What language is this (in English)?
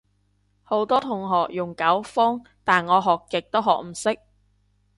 Cantonese